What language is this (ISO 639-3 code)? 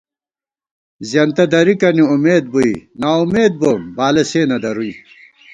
gwt